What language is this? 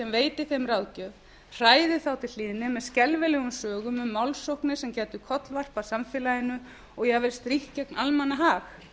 Icelandic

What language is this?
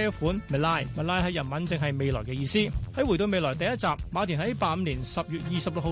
Chinese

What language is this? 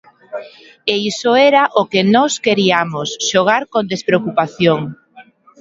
Galician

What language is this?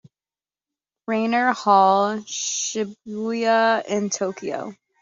English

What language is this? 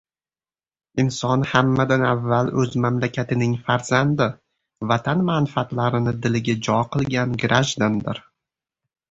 Uzbek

